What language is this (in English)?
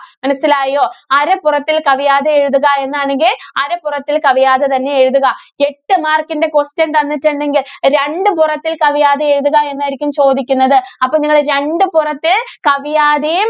Malayalam